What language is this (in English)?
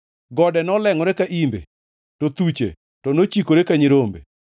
Luo (Kenya and Tanzania)